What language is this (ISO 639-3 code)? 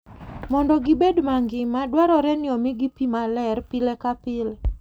luo